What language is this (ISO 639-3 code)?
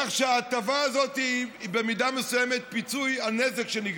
heb